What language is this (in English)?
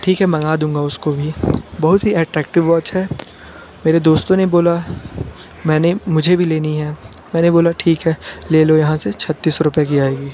Hindi